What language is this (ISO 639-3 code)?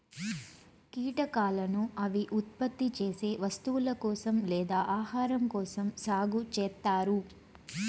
tel